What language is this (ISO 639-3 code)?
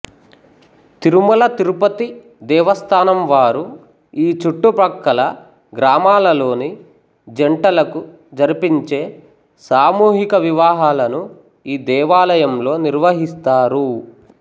tel